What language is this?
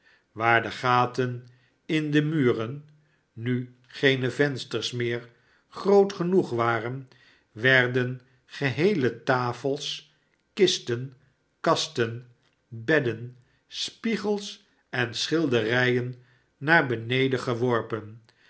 Dutch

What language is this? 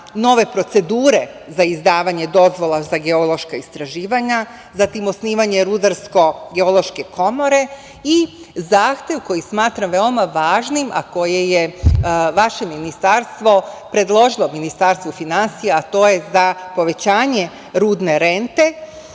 Serbian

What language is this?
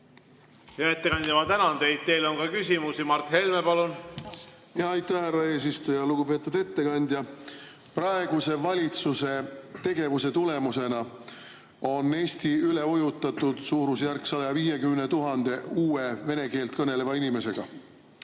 Estonian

